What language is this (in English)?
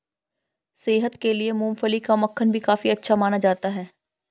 Hindi